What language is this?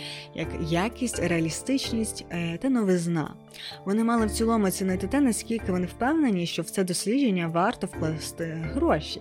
Ukrainian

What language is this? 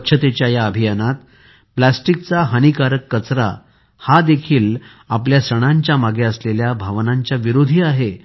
Marathi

